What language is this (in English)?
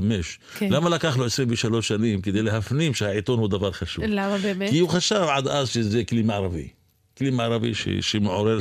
Hebrew